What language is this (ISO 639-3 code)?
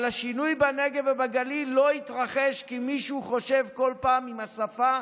heb